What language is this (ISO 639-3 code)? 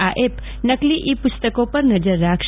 guj